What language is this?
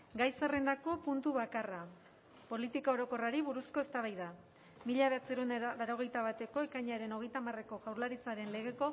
Basque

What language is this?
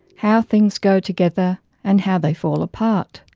English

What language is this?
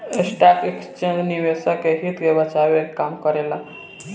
Bhojpuri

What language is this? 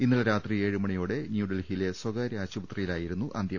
Malayalam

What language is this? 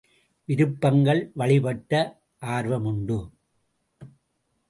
Tamil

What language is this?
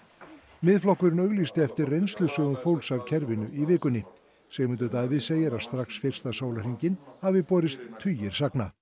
Icelandic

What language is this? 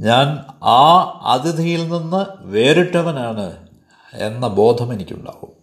Malayalam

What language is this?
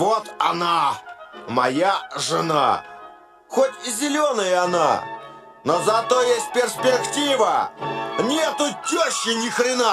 Russian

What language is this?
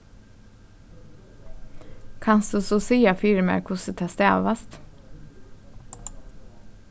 Faroese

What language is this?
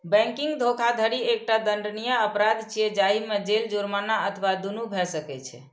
Maithili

